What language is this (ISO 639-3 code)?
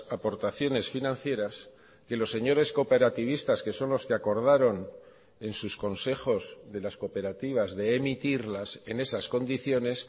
spa